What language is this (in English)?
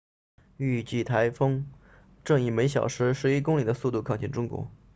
Chinese